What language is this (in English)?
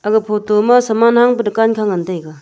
Wancho Naga